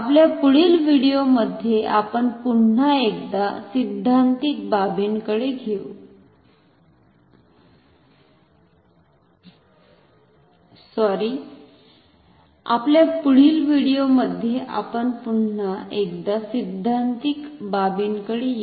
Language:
Marathi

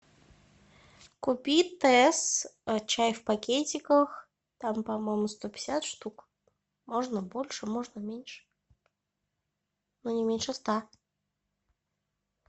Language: Russian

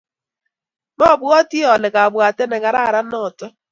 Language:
Kalenjin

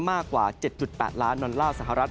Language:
Thai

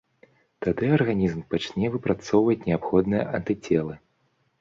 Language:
Belarusian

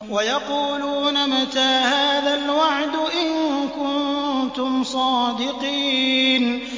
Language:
Arabic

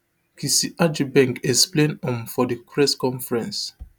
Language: Nigerian Pidgin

